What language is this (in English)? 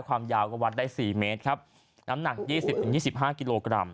Thai